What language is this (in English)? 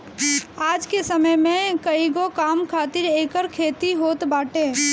Bhojpuri